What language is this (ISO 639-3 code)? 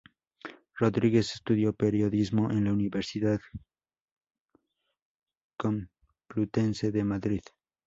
spa